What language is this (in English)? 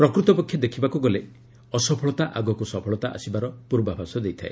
Odia